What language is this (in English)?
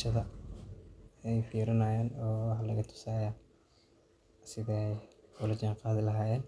Somali